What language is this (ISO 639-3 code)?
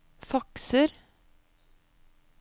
nor